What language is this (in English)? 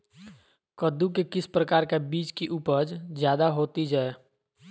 Magahi